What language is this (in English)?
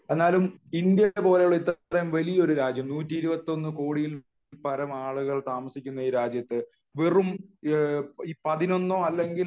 Malayalam